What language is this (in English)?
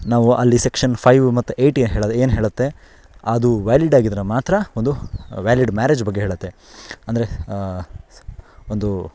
Kannada